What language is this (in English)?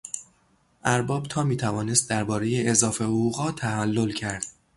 Persian